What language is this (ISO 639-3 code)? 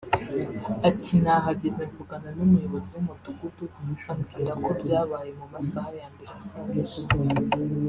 kin